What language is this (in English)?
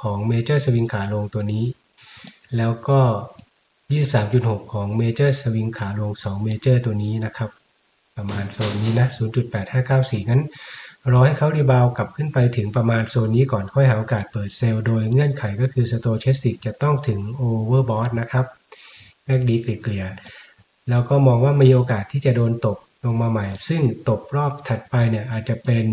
Thai